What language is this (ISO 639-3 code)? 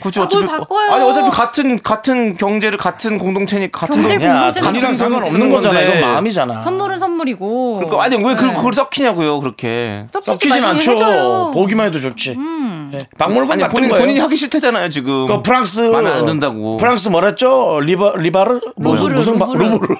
kor